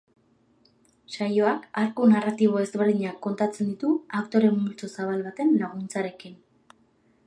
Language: Basque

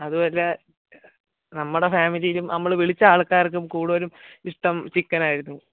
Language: Malayalam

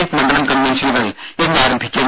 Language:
Malayalam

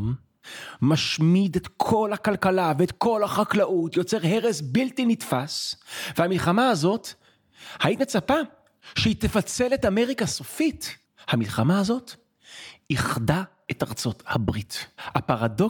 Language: Hebrew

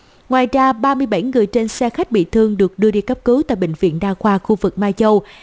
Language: Vietnamese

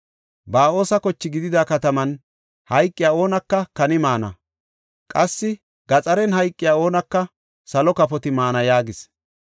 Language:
Gofa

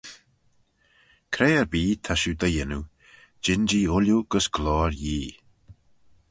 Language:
Manx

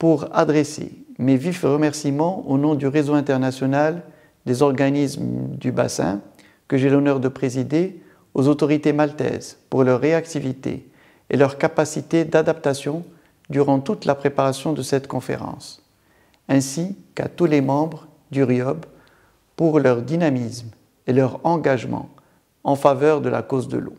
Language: French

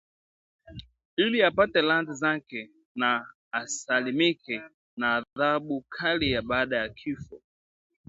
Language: Swahili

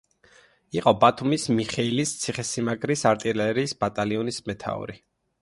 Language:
Georgian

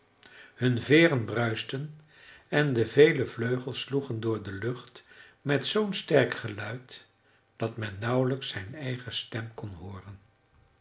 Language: Dutch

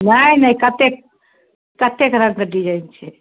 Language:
Maithili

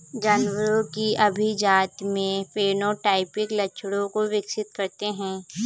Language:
Hindi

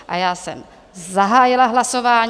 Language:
Czech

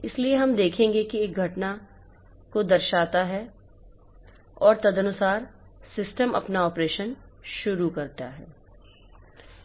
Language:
Hindi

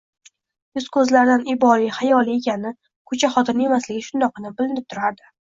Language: Uzbek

